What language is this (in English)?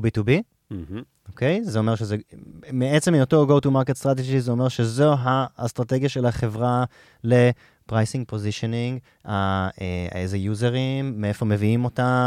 Hebrew